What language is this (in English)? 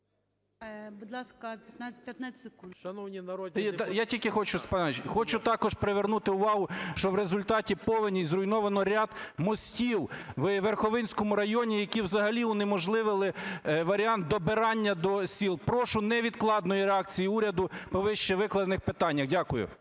Ukrainian